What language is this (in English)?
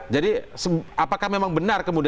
Indonesian